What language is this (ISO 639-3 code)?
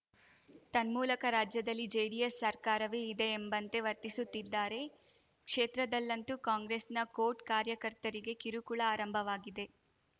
kan